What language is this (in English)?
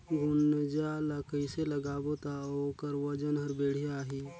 Chhattisgarhi